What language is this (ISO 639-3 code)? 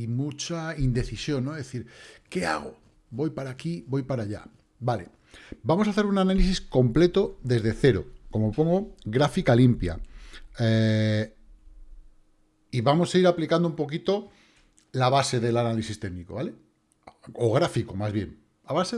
spa